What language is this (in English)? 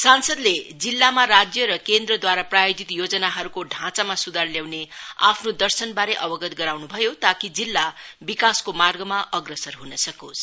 Nepali